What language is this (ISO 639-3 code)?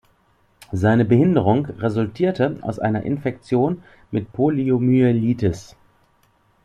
deu